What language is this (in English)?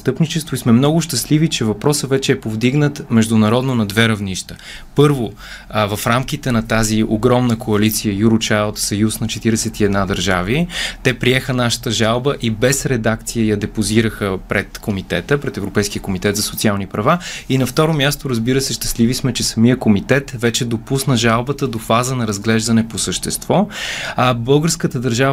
Bulgarian